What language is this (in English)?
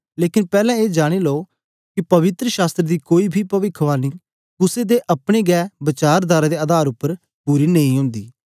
Dogri